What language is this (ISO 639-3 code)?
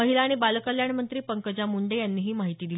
mar